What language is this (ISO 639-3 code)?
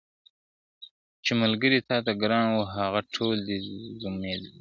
pus